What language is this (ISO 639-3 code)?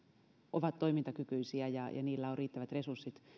fin